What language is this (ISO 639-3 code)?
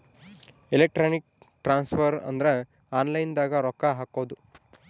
kan